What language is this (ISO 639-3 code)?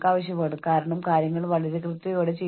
mal